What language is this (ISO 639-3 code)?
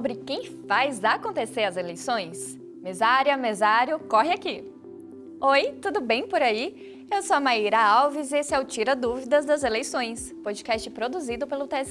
por